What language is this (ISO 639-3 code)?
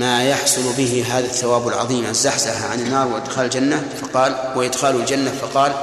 ara